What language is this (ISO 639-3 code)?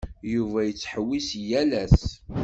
kab